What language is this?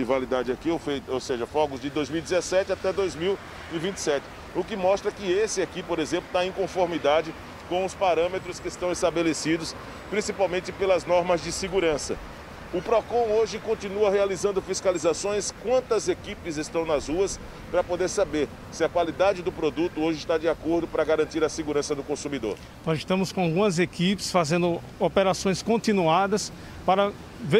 Portuguese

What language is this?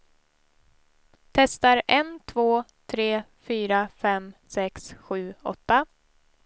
Swedish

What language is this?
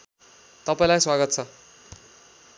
Nepali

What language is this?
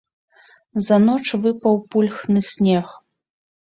Belarusian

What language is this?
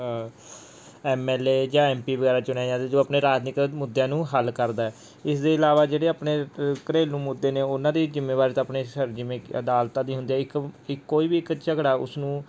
Punjabi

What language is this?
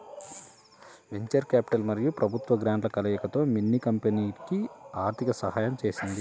Telugu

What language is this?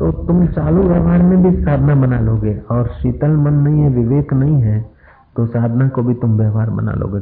Hindi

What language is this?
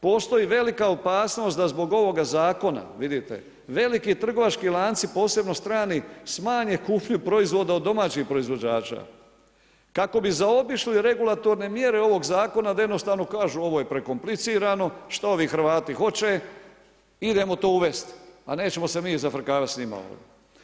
Croatian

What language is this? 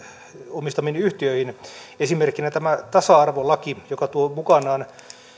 Finnish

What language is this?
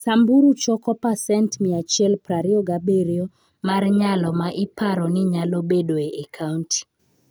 Luo (Kenya and Tanzania)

